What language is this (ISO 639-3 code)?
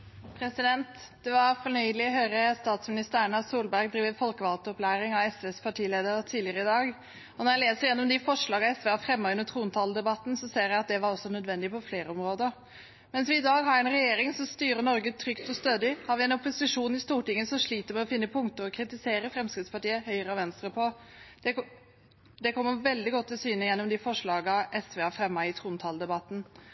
nor